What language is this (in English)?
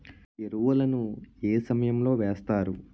Telugu